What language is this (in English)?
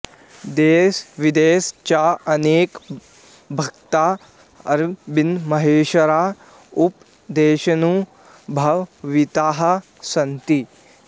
Sanskrit